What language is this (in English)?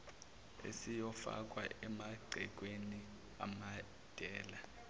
Zulu